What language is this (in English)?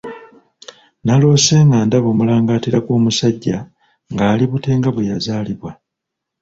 Ganda